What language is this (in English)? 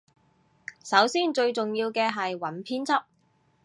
Cantonese